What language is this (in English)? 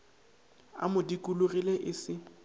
Northern Sotho